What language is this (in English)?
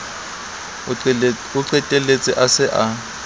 Southern Sotho